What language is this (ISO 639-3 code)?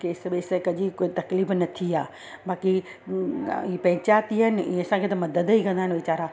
snd